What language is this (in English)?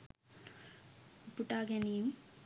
Sinhala